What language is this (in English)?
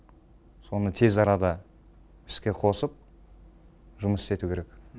Kazakh